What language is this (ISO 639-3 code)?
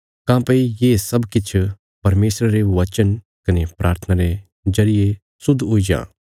kfs